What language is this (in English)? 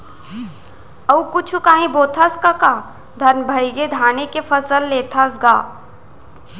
Chhattisgarhi